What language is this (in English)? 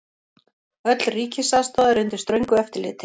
Icelandic